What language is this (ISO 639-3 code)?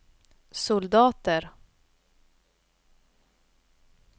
swe